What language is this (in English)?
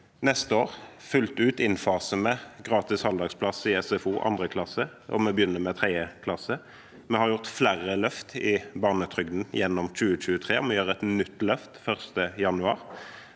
Norwegian